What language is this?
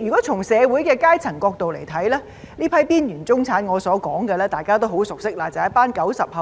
Cantonese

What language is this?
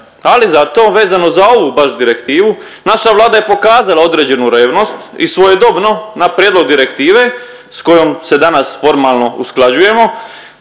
Croatian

